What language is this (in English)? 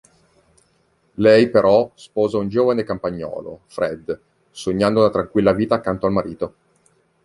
Italian